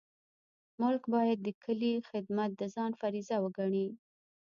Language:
Pashto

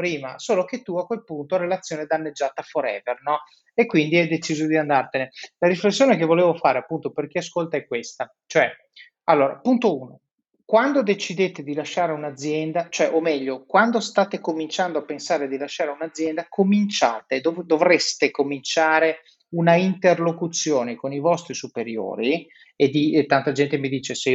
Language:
Italian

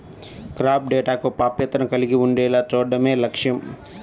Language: Telugu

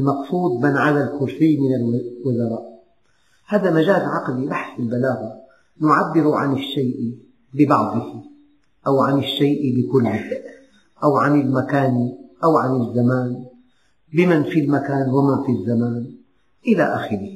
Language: Arabic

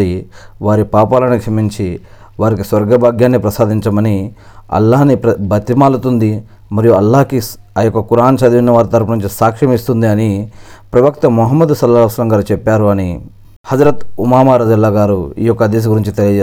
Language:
Telugu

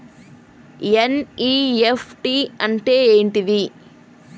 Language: Telugu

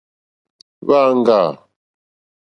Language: Mokpwe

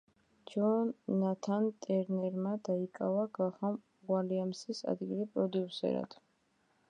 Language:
Georgian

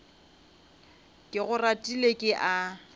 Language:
Northern Sotho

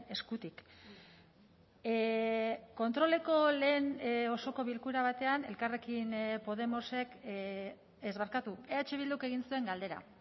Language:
Basque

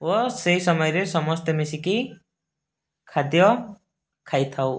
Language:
Odia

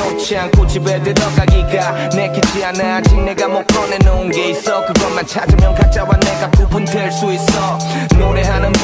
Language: Korean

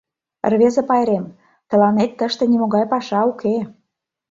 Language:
Mari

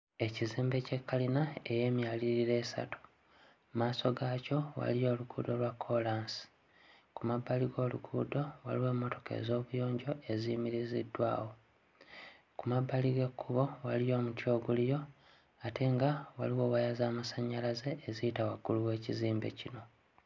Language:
Ganda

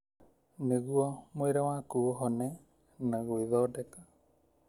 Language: Kikuyu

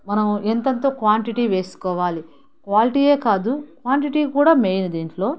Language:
Telugu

